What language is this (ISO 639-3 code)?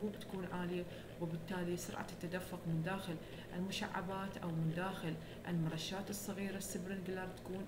ara